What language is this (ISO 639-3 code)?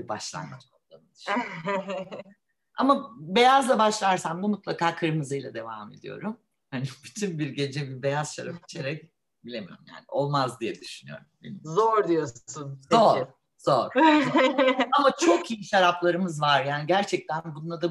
tur